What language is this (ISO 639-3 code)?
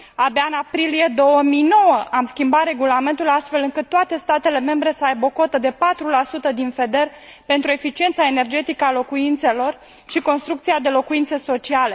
ron